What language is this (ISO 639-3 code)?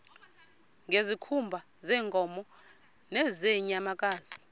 xho